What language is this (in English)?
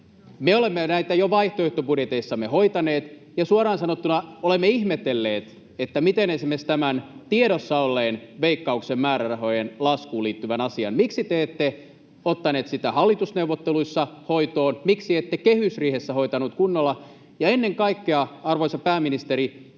Finnish